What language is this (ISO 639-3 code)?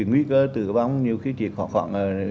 vie